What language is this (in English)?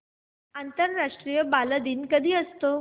Marathi